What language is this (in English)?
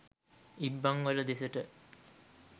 Sinhala